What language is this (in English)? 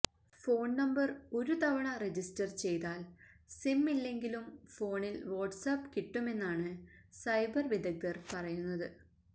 Malayalam